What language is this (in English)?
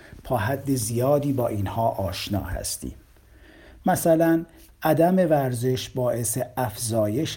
Persian